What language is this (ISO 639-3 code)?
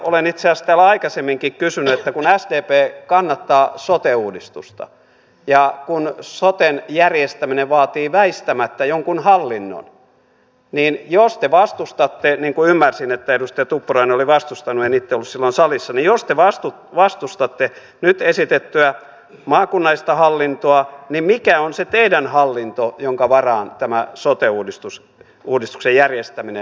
fin